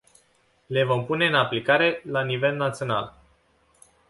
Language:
Romanian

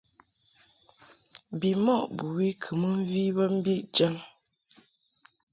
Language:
Mungaka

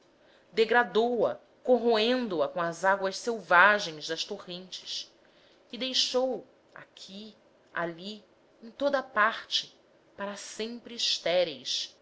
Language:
Portuguese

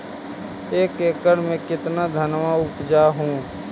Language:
Magahi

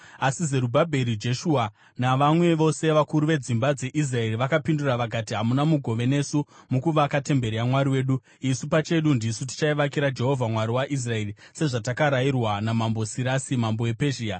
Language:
Shona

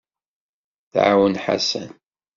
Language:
Kabyle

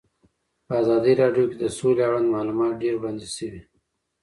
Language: Pashto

